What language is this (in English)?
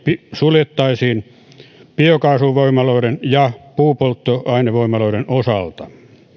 Finnish